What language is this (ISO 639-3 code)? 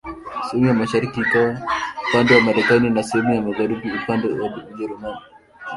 swa